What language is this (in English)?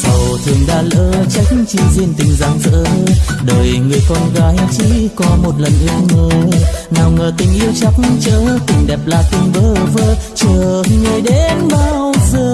Vietnamese